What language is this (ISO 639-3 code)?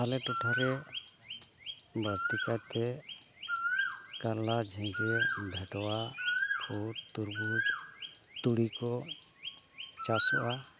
sat